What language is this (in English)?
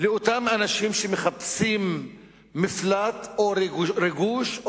Hebrew